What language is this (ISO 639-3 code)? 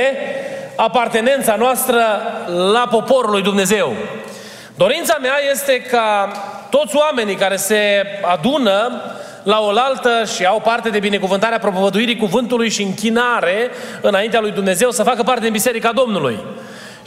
ron